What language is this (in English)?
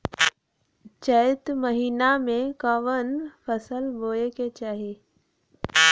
Bhojpuri